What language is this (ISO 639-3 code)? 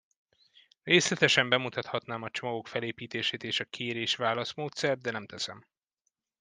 hun